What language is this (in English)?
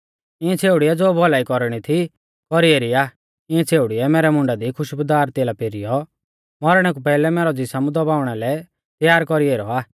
Mahasu Pahari